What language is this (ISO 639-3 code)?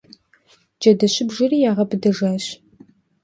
kbd